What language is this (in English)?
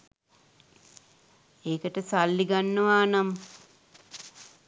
Sinhala